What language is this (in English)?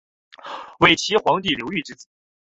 Chinese